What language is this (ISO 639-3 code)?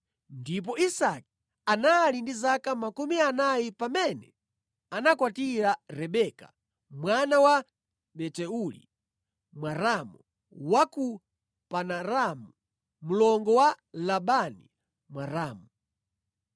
nya